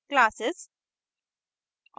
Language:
Hindi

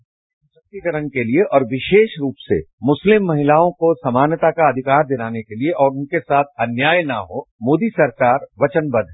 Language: Hindi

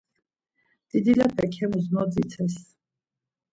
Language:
Laz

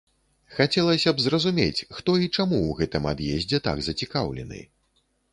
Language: Belarusian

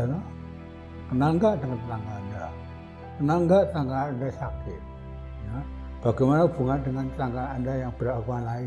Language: Indonesian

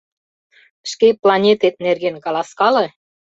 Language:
Mari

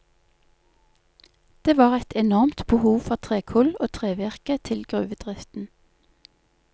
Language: Norwegian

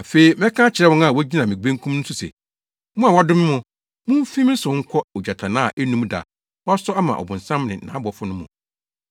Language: Akan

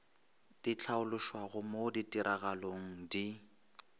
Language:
Northern Sotho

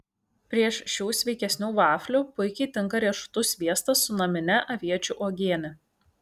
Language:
Lithuanian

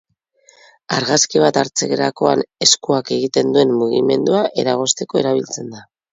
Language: Basque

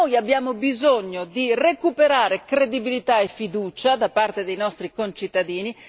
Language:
Italian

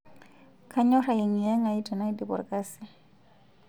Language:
Masai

